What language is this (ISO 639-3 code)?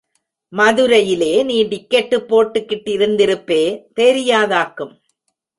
tam